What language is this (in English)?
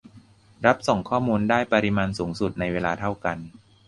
Thai